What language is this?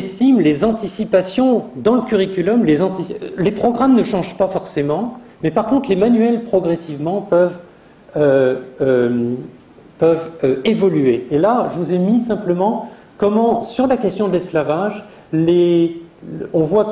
French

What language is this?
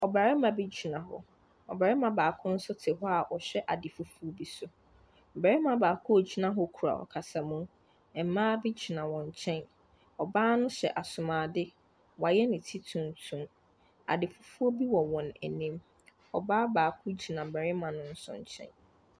Akan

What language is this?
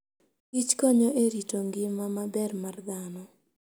Luo (Kenya and Tanzania)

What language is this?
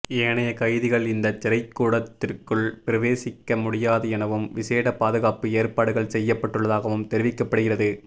Tamil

